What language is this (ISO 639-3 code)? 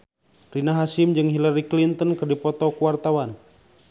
sun